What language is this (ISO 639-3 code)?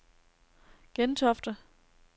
dan